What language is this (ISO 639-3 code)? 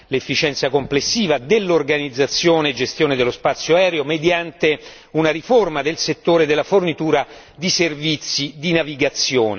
ita